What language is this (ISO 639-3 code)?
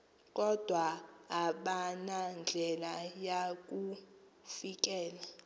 xho